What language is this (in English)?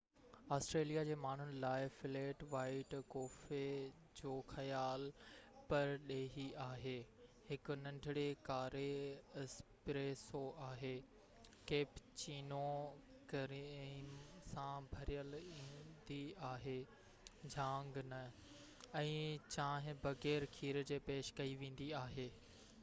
Sindhi